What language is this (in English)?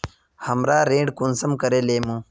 Magahi